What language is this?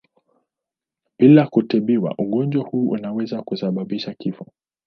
Swahili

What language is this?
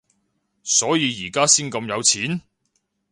Cantonese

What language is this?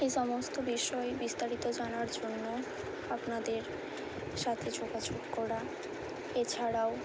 Bangla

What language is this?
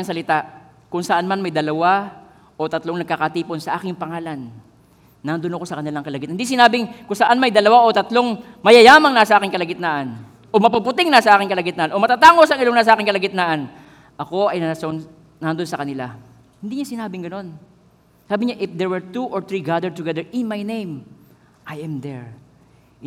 Filipino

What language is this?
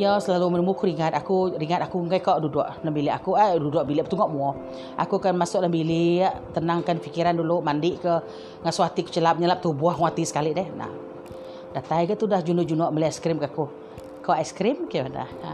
Malay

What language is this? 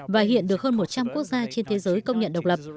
Vietnamese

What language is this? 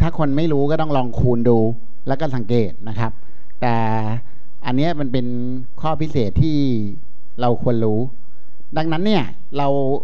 Thai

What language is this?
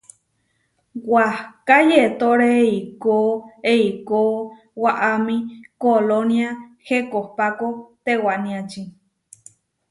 Huarijio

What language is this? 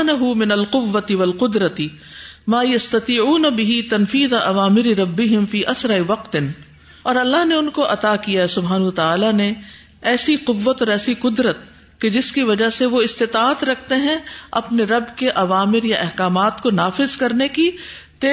Urdu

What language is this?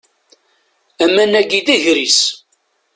Kabyle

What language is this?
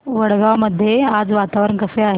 Marathi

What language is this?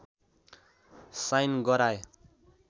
Nepali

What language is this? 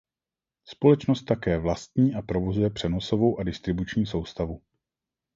Czech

